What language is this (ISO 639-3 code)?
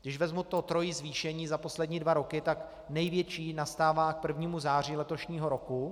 ces